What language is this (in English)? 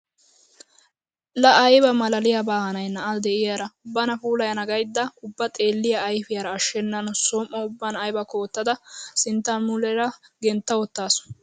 Wolaytta